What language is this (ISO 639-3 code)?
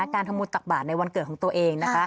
tha